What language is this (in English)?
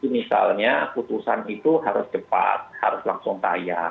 Indonesian